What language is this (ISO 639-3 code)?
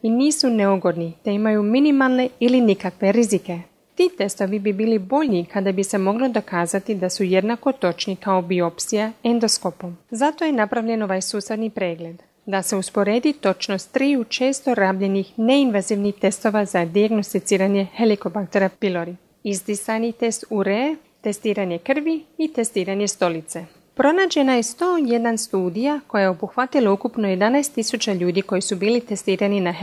hrv